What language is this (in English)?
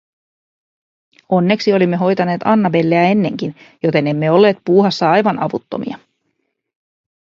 Finnish